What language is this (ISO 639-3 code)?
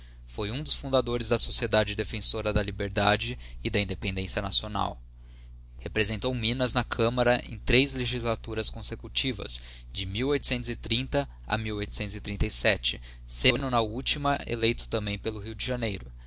por